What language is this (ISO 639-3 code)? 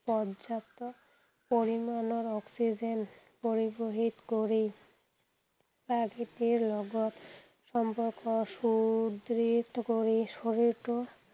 asm